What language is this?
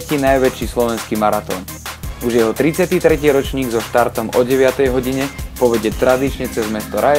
Slovak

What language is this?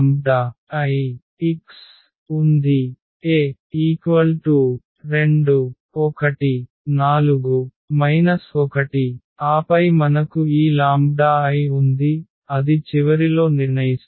Telugu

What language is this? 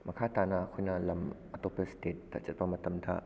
Manipuri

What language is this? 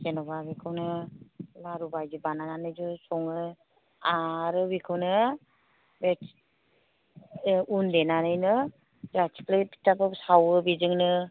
Bodo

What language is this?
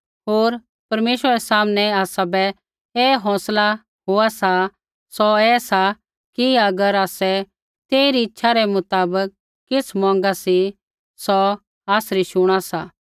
Kullu Pahari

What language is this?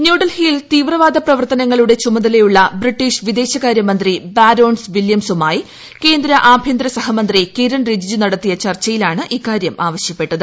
Malayalam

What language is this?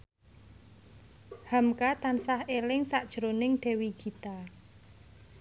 Javanese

